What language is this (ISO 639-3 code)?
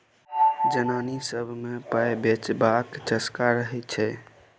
mai